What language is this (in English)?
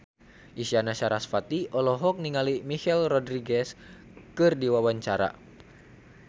Sundanese